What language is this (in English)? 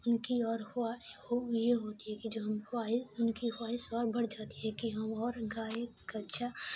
Urdu